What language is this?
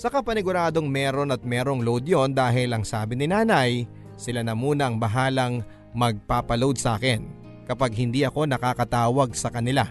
Filipino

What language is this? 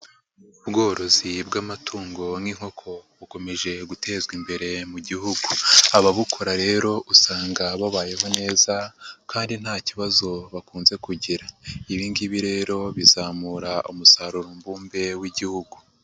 Kinyarwanda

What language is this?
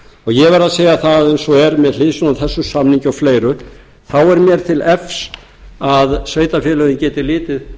Icelandic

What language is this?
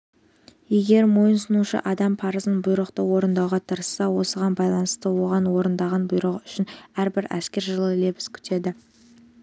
Kazakh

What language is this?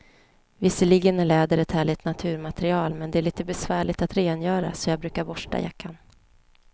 Swedish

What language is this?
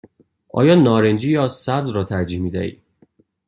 Persian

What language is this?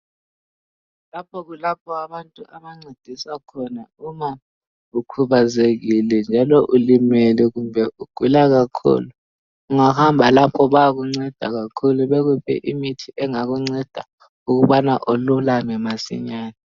North Ndebele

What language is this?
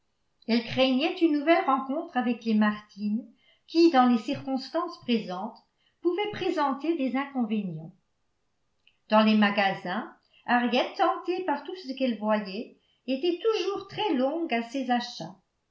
French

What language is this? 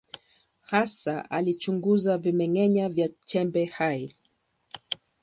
Swahili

